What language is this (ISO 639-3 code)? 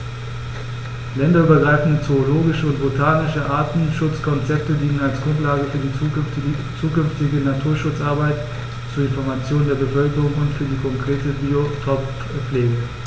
deu